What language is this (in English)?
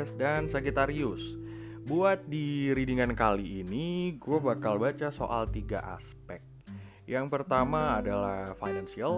Indonesian